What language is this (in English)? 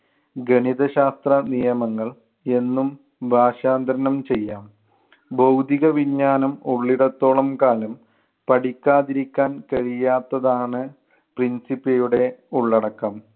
Malayalam